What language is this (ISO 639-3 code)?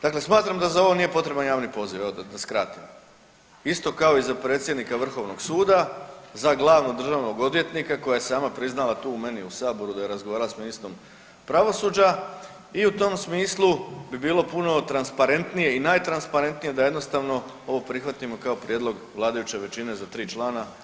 hrv